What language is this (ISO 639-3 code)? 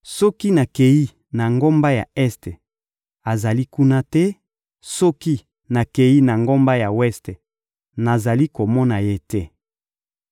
lin